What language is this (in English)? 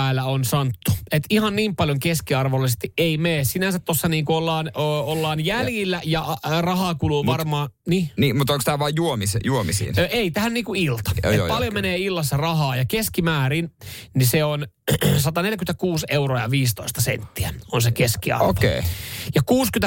Finnish